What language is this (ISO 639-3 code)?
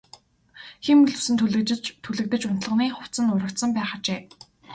mon